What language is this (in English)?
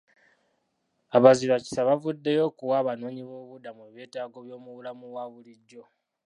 Ganda